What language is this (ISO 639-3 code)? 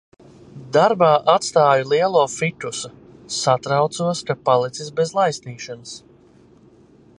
lav